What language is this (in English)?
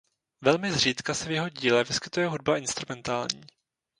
Czech